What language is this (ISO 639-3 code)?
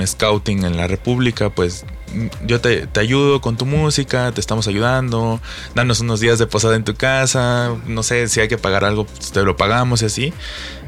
spa